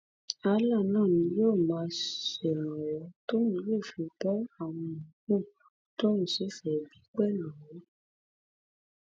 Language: Yoruba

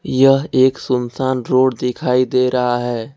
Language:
Hindi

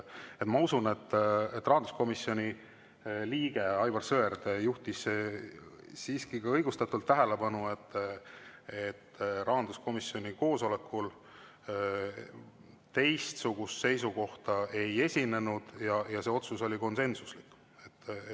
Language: Estonian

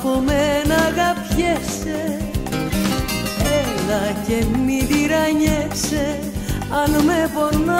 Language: Greek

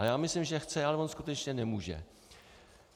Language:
Czech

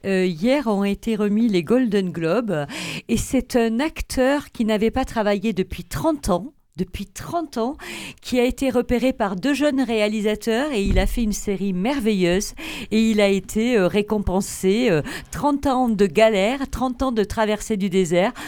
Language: French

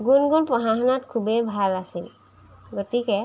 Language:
Assamese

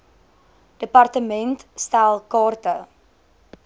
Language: Afrikaans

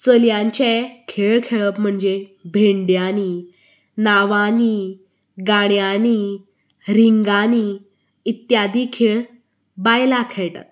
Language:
Konkani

